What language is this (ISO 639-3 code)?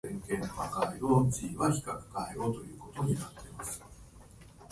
jpn